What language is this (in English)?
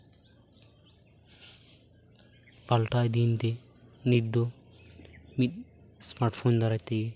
Santali